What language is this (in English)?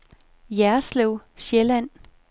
Danish